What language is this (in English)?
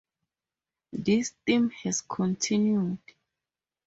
English